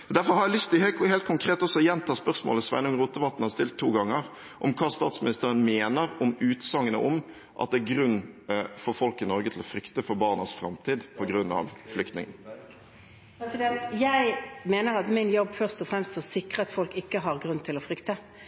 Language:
Norwegian Bokmål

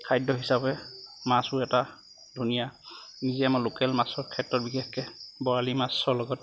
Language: Assamese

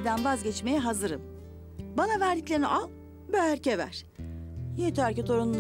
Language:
Turkish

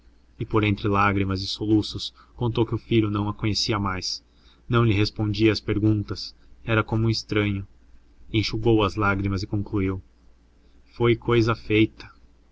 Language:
Portuguese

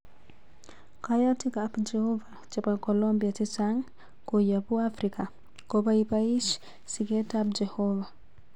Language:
Kalenjin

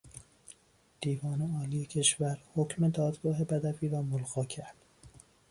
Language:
Persian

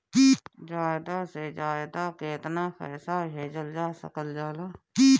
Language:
Bhojpuri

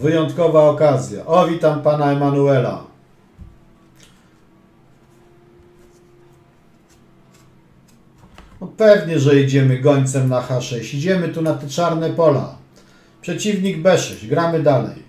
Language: Polish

